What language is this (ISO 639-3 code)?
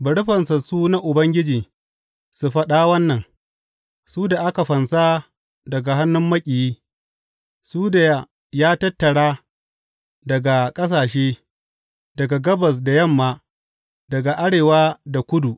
hau